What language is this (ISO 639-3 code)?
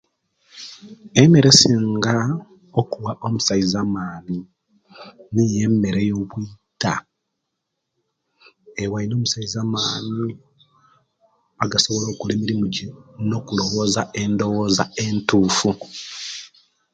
lke